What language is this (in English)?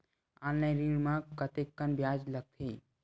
Chhattisgarhi